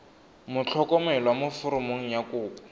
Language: Tswana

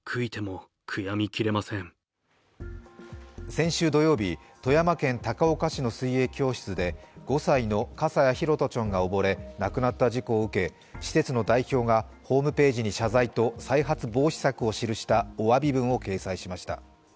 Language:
Japanese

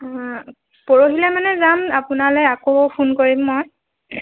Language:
Assamese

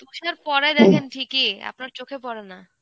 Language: Bangla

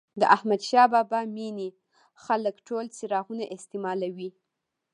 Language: Pashto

